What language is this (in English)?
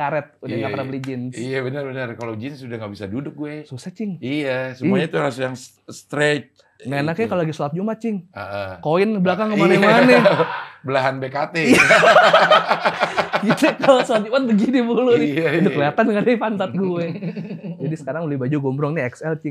Indonesian